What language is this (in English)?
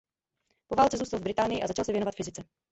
Czech